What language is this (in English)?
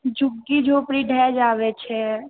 Maithili